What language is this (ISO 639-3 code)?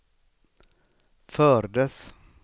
swe